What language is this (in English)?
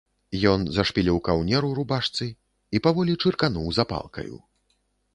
Belarusian